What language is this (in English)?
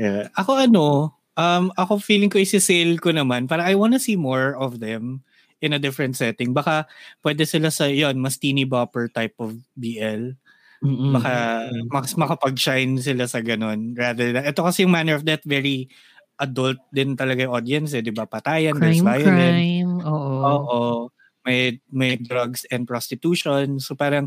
Filipino